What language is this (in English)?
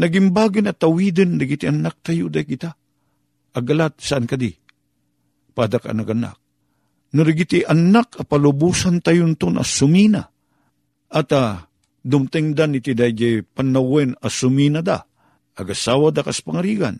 Filipino